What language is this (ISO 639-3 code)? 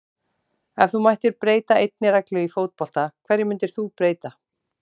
isl